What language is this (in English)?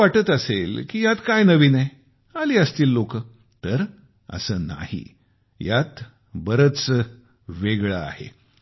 Marathi